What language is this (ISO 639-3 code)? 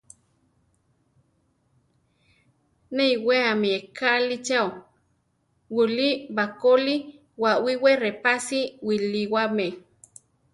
tar